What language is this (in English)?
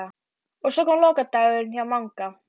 Icelandic